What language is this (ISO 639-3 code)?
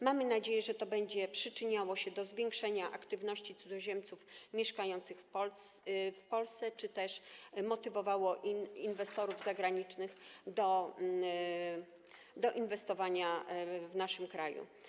pol